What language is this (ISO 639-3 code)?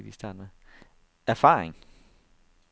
dan